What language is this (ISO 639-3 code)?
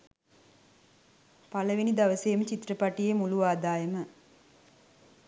sin